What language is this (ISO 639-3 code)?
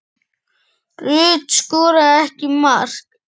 isl